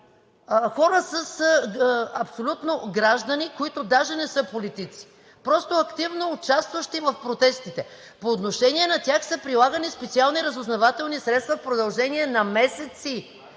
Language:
Bulgarian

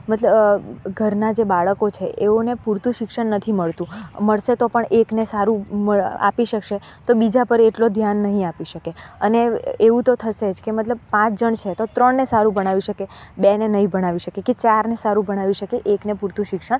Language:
Gujarati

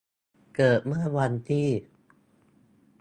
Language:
Thai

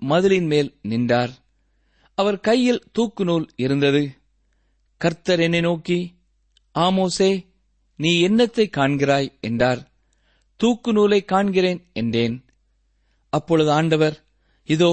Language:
Tamil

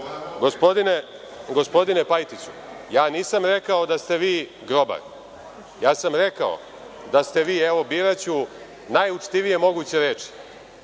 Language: Serbian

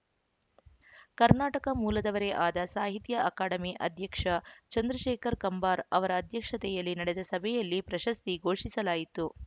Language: Kannada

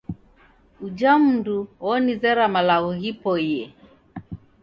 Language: Taita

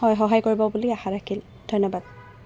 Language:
Assamese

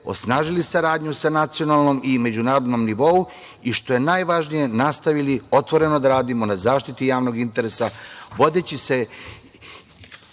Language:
Serbian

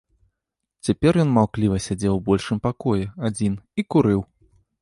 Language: Belarusian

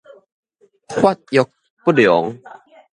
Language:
Min Nan Chinese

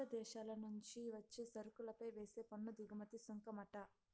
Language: Telugu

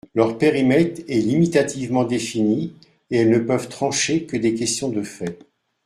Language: French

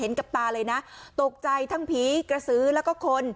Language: Thai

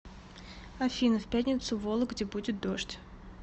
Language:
Russian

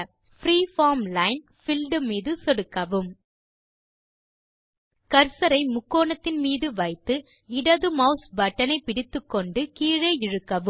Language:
Tamil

